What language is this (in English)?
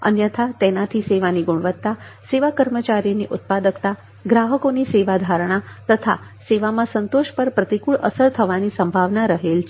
Gujarati